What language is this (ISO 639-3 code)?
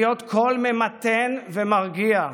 heb